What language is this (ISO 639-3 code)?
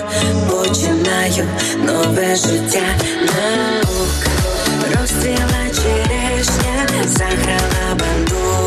ukr